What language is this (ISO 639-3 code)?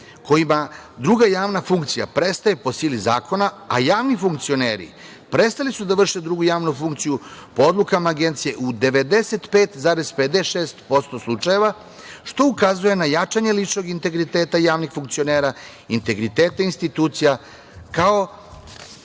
srp